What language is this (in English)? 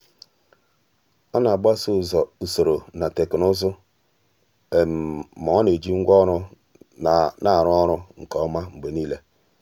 Igbo